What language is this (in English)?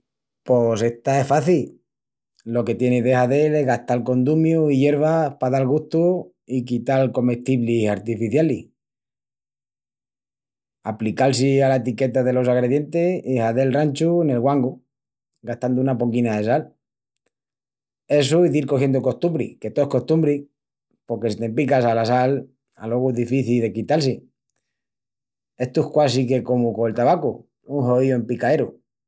Extremaduran